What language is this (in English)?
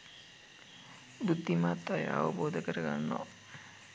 Sinhala